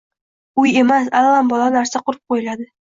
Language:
Uzbek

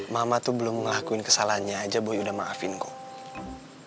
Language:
Indonesian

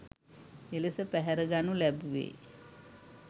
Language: Sinhala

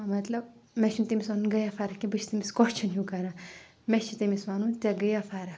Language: Kashmiri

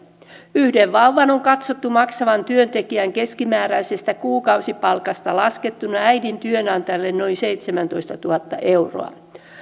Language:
Finnish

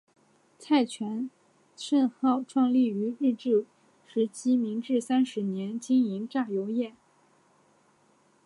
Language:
Chinese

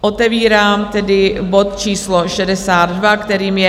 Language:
Czech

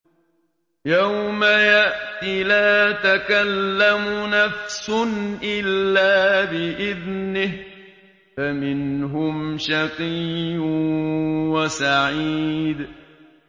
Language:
Arabic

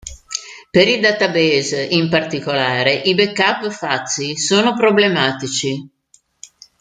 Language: Italian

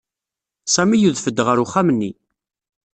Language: Kabyle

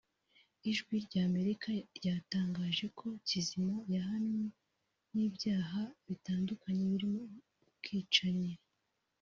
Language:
Kinyarwanda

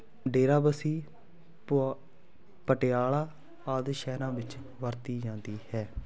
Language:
Punjabi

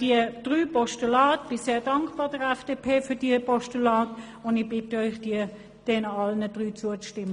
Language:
Swiss German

